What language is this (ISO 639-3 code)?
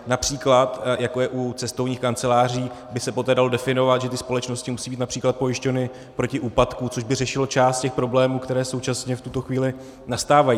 ces